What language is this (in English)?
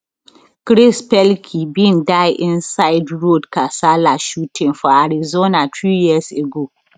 Nigerian Pidgin